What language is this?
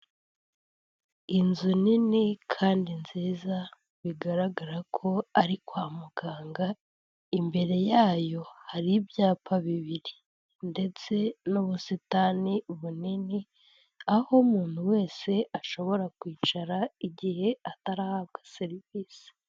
Kinyarwanda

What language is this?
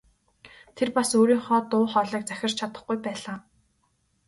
Mongolian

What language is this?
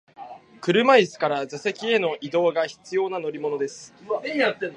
Japanese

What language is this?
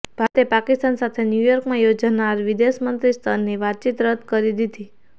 Gujarati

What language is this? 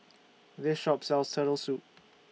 English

